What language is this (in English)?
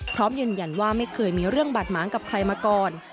Thai